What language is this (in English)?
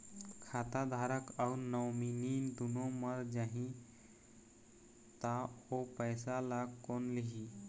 Chhattisgarhi